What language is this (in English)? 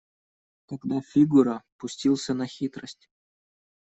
Russian